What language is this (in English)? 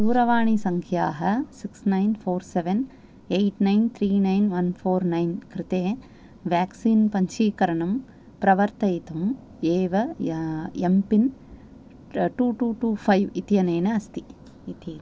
Sanskrit